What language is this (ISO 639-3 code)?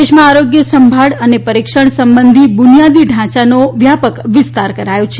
guj